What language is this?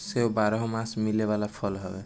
Bhojpuri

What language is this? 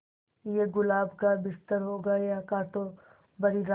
Hindi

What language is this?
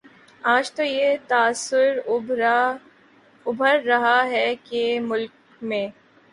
Urdu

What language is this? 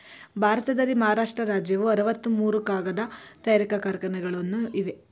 Kannada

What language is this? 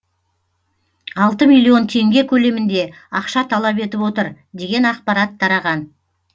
Kazakh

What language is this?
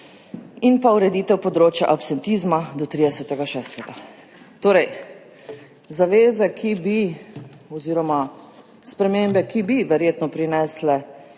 Slovenian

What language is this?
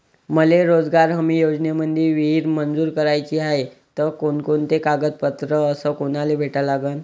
Marathi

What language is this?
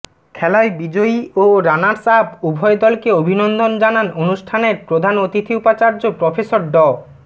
Bangla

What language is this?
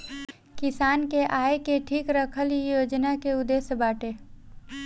Bhojpuri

